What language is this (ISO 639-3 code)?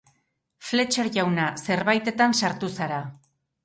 eus